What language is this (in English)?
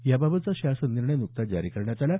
Marathi